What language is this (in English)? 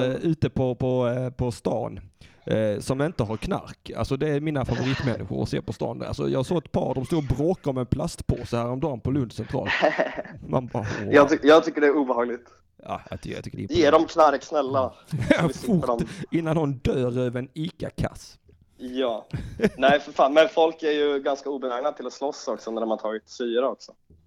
Swedish